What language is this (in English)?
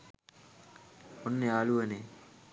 Sinhala